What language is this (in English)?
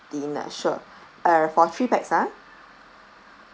English